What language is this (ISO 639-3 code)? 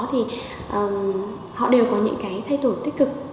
vie